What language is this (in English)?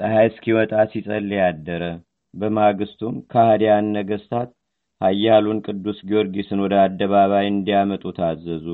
Amharic